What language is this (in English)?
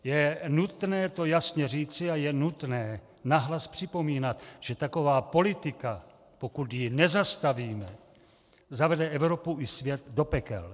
Czech